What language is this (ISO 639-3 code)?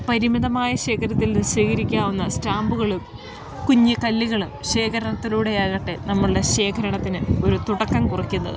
mal